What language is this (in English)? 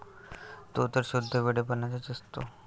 Marathi